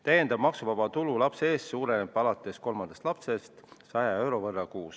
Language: Estonian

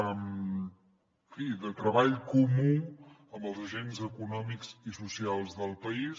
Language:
Catalan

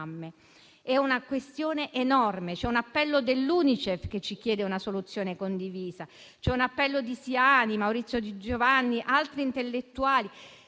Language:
Italian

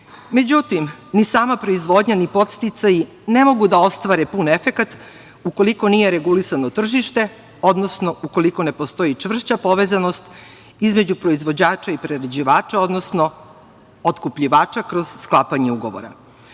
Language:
Serbian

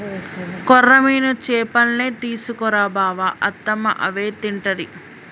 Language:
Telugu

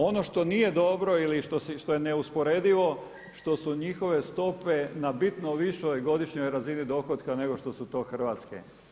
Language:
Croatian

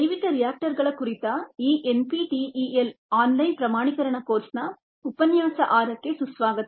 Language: Kannada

